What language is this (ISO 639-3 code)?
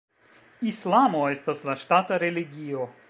epo